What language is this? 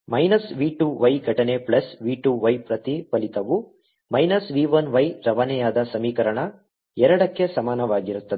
Kannada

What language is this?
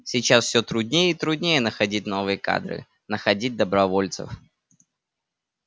Russian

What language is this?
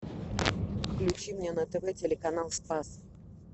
Russian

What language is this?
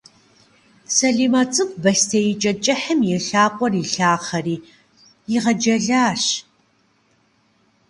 Kabardian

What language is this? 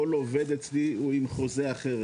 Hebrew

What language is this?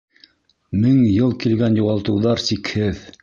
Bashkir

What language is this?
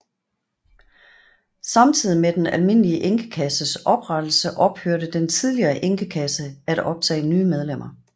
Danish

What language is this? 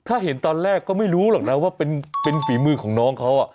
Thai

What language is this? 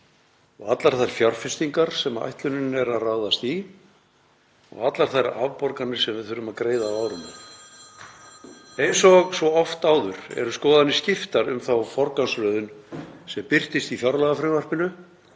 Icelandic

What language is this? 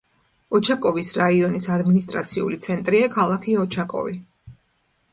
Georgian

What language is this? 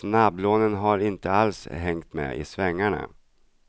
Swedish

